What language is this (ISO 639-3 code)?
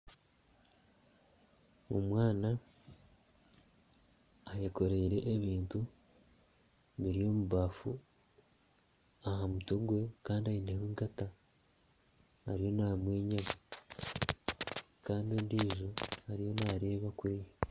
nyn